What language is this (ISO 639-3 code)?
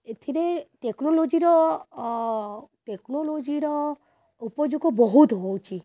ori